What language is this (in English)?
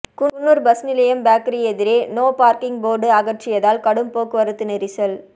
Tamil